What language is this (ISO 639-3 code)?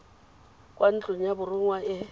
tsn